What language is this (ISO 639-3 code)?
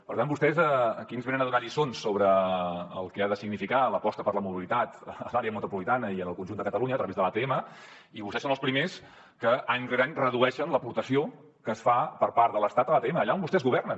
cat